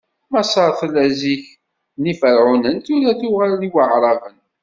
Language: Kabyle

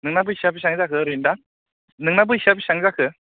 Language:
Bodo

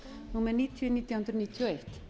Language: Icelandic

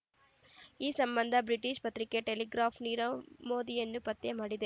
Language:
Kannada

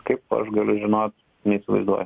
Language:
Lithuanian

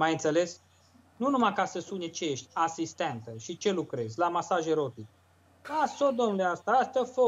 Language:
Romanian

